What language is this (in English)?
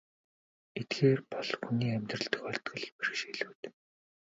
Mongolian